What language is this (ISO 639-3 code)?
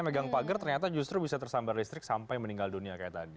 ind